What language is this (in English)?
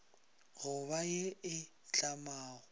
Northern Sotho